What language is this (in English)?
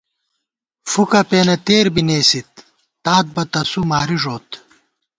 Gawar-Bati